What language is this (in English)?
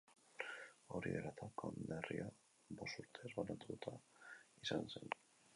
Basque